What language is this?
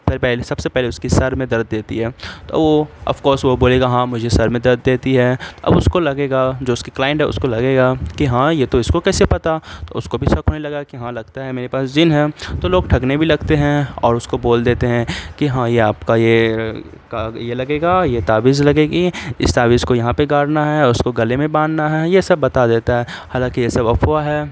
Urdu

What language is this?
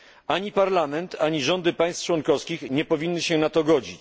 Polish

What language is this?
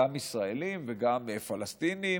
Hebrew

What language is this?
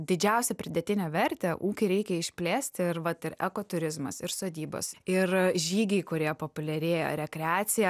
Lithuanian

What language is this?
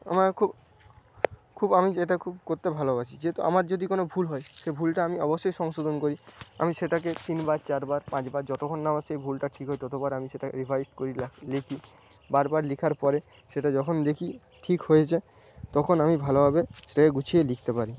Bangla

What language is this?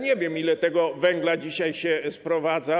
Polish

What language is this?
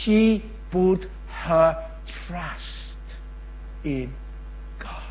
Malay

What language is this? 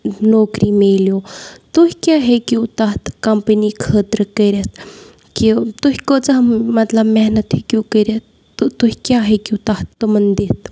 Kashmiri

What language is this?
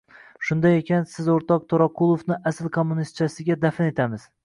Uzbek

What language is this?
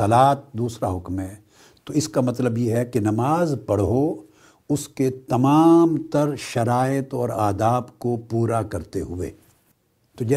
Urdu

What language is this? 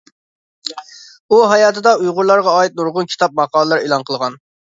Uyghur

